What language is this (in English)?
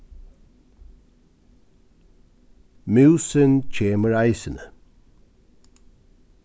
Faroese